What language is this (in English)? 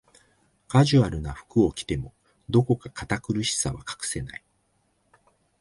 Japanese